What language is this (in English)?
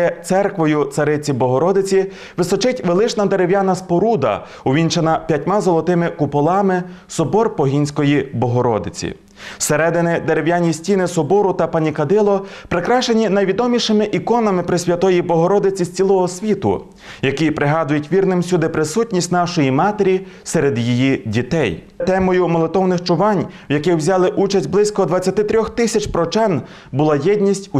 Russian